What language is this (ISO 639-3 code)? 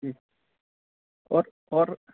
urd